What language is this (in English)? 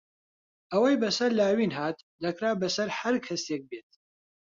Central Kurdish